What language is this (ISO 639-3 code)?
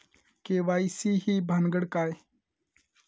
mar